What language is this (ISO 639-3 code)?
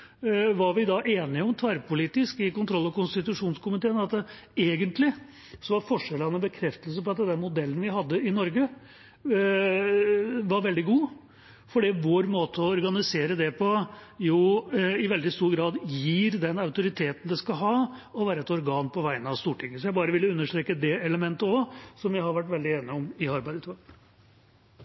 nob